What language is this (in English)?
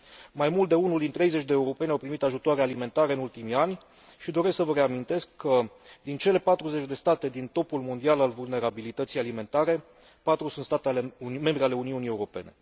Romanian